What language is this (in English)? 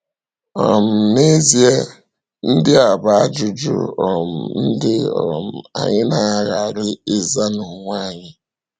Igbo